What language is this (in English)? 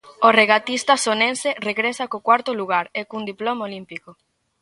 Galician